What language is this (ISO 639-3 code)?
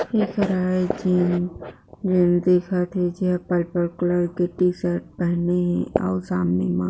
hne